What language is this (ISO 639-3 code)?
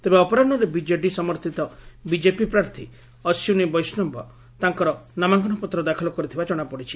ori